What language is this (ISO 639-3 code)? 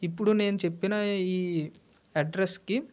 tel